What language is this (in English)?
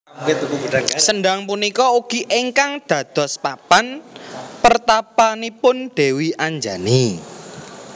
Javanese